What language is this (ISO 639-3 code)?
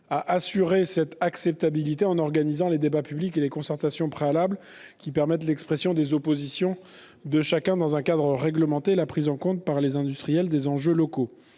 fra